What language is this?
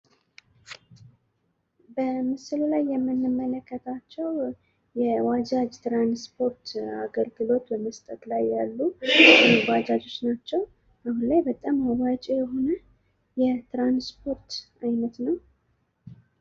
Amharic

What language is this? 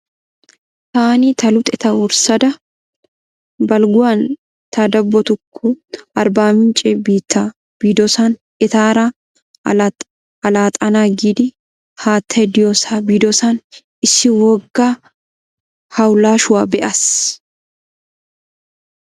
Wolaytta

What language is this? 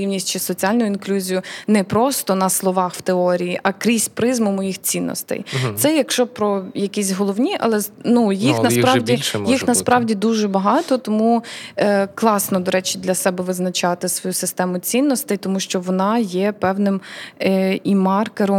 Ukrainian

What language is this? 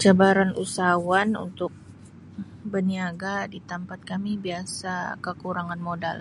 Sabah Malay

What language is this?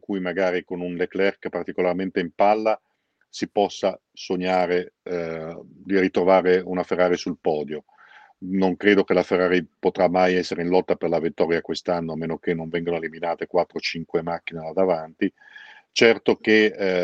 Italian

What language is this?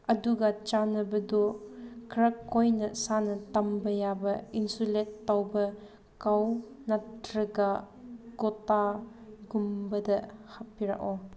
Manipuri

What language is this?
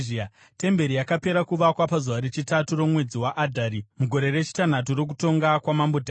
Shona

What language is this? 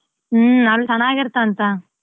Kannada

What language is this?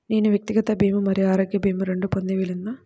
Telugu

